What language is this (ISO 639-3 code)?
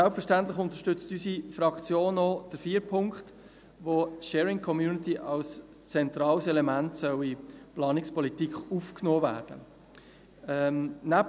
gsw